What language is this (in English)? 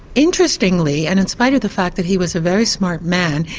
English